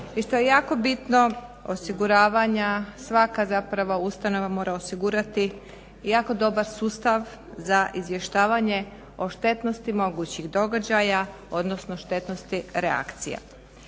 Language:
Croatian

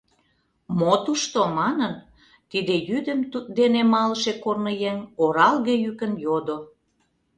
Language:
Mari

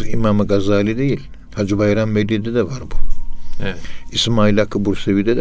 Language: Turkish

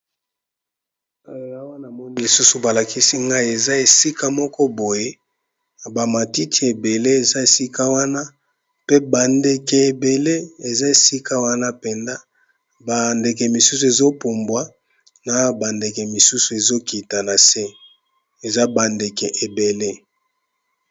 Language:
Lingala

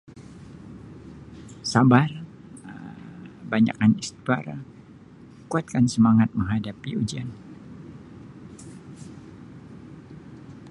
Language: Sabah Malay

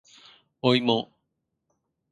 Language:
Japanese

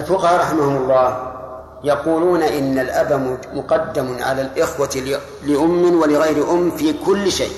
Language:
Arabic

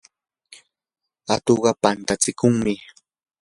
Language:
Yanahuanca Pasco Quechua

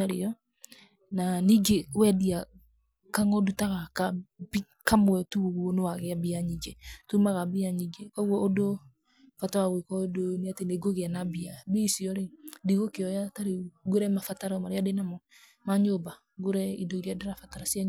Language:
Kikuyu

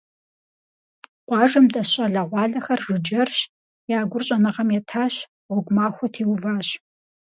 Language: Kabardian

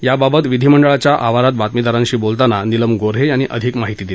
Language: Marathi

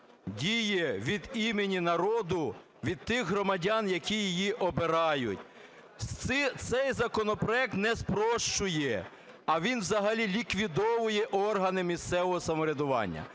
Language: Ukrainian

